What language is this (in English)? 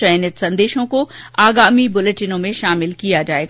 Hindi